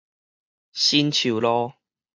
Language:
Min Nan Chinese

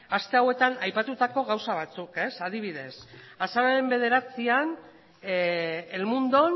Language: Basque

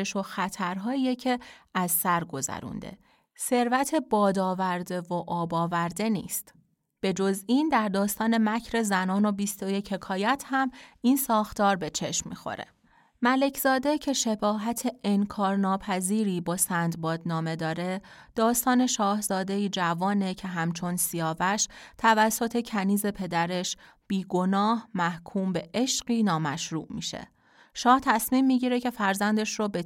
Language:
Persian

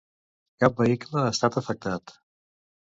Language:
Catalan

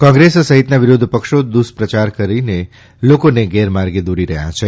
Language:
Gujarati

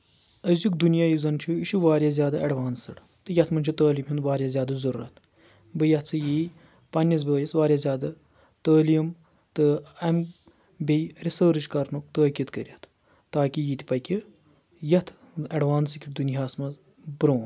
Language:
Kashmiri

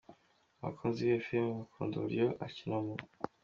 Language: Kinyarwanda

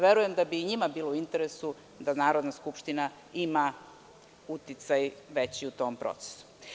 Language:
Serbian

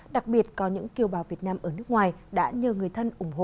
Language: Vietnamese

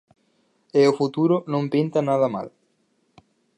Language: Galician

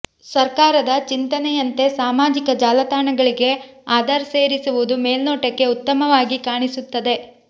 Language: Kannada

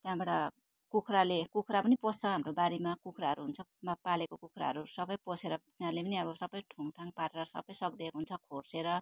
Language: Nepali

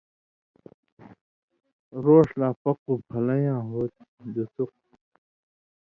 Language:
Indus Kohistani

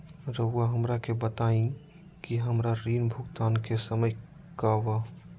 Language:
Magahi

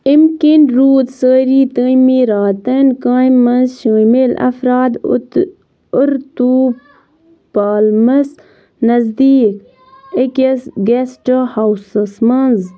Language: Kashmiri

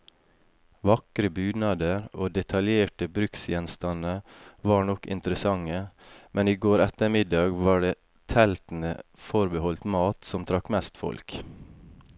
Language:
Norwegian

